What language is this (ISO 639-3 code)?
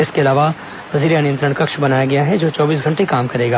hin